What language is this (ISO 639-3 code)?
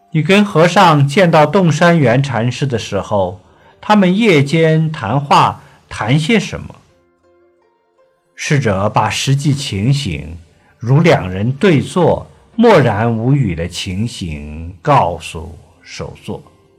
zho